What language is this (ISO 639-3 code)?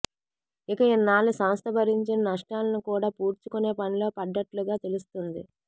tel